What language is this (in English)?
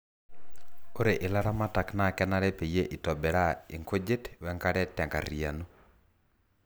Masai